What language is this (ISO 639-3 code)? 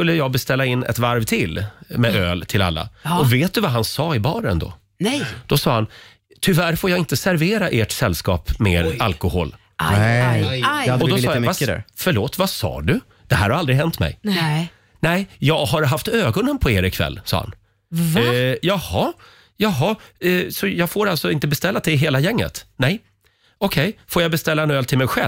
swe